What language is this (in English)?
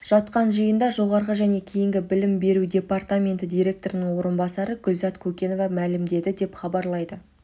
Kazakh